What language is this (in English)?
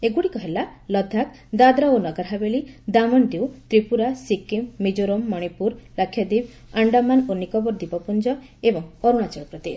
Odia